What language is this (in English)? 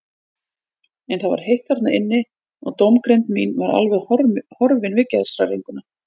Icelandic